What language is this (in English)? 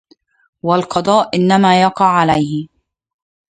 Arabic